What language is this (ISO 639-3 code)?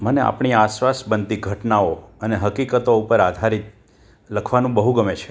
guj